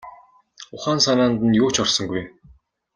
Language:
Mongolian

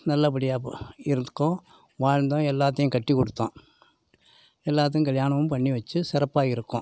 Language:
Tamil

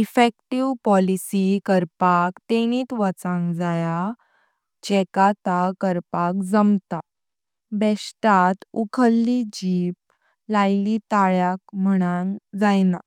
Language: Konkani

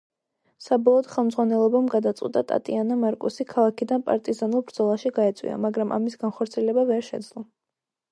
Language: Georgian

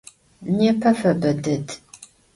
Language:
Adyghe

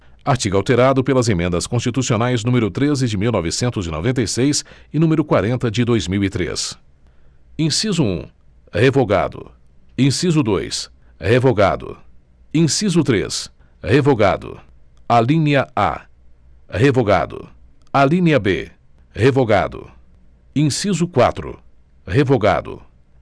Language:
Portuguese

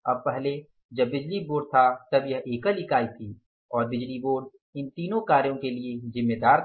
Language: Hindi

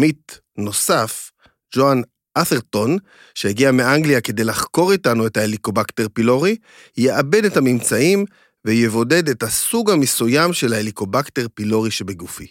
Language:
Hebrew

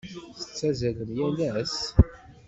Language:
Kabyle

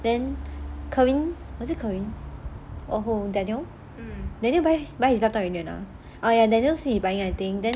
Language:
English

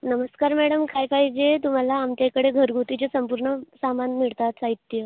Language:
Marathi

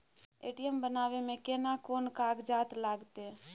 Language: Maithili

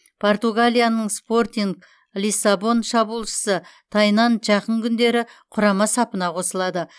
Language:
Kazakh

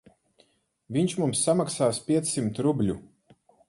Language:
Latvian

